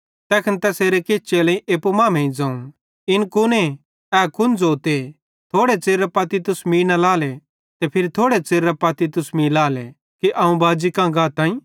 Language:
Bhadrawahi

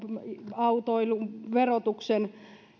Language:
Finnish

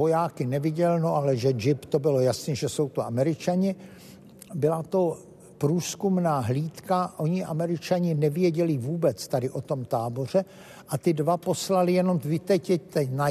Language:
Czech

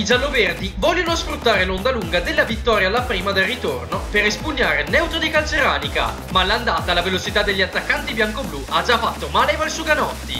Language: Italian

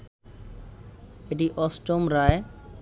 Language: Bangla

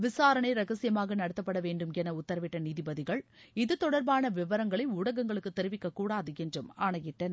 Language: Tamil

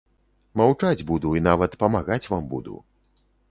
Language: Belarusian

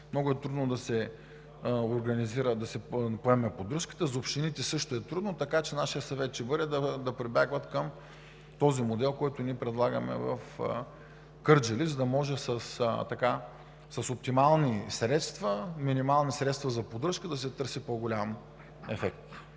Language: Bulgarian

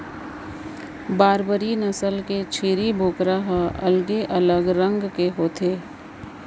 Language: Chhattisgarhi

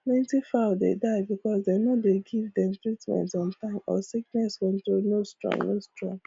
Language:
Nigerian Pidgin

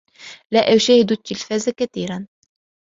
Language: Arabic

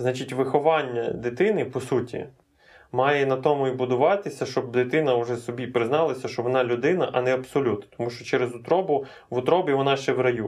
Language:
Ukrainian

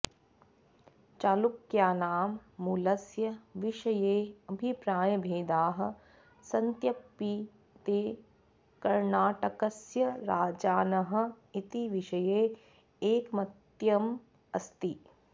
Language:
Sanskrit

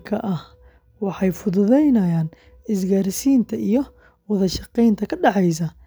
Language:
Somali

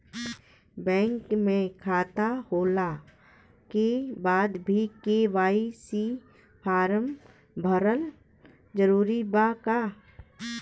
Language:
Bhojpuri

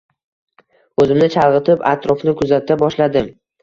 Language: Uzbek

